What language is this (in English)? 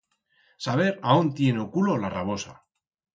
Aragonese